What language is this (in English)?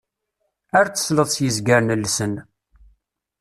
Kabyle